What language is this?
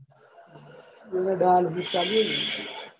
Gujarati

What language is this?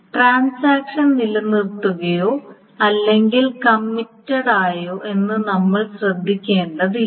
Malayalam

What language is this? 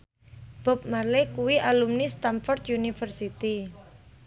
Javanese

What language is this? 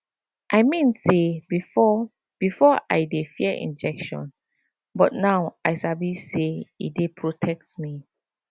Nigerian Pidgin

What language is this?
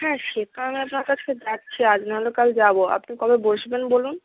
Bangla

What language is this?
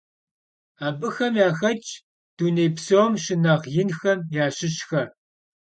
Kabardian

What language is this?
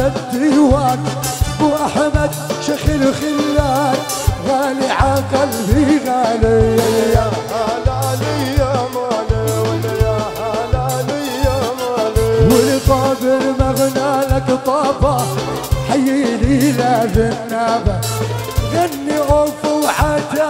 Arabic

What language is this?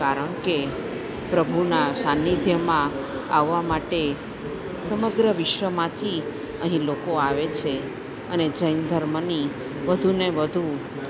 Gujarati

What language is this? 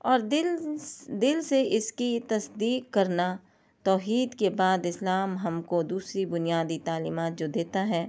Urdu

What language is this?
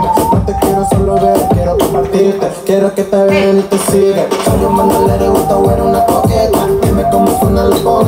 Thai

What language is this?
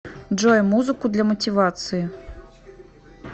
Russian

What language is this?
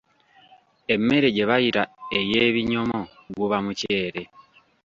Ganda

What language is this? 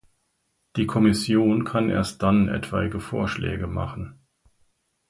German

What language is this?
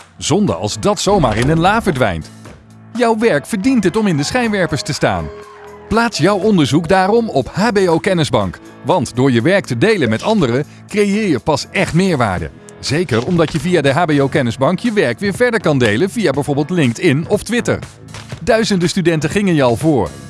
Dutch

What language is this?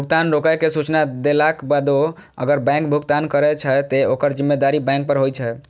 Maithili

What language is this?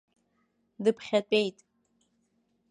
Abkhazian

